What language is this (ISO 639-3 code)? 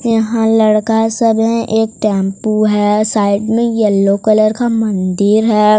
hin